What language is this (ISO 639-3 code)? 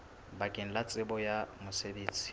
sot